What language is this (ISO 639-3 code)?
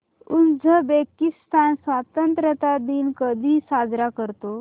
mar